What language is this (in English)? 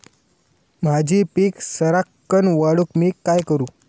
Marathi